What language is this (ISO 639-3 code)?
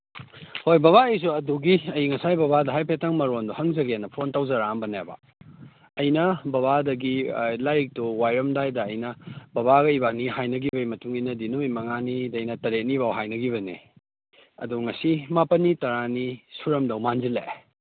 mni